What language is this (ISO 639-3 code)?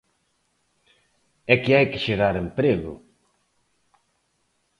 glg